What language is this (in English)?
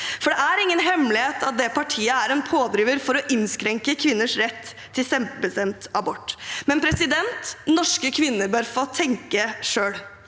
Norwegian